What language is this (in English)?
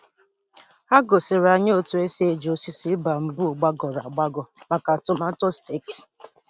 Igbo